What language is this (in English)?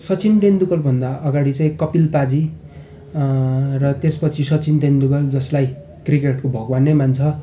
Nepali